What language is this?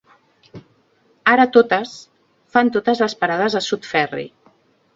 Catalan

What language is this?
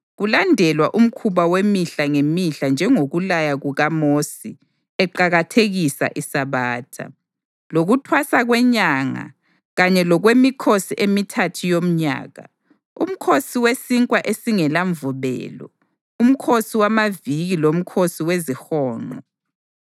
North Ndebele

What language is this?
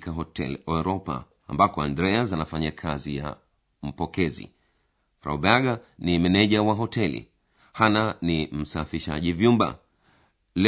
Swahili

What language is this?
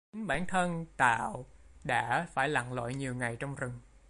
Vietnamese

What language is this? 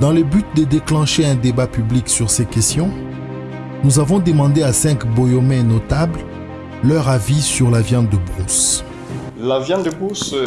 French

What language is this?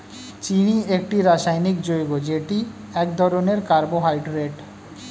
Bangla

